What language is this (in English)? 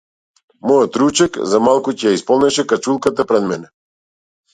Macedonian